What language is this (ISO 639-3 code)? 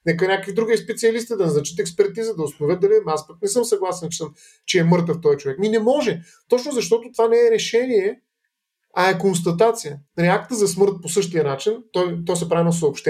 bul